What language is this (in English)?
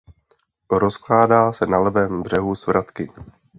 Czech